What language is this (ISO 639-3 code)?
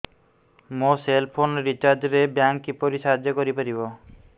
ori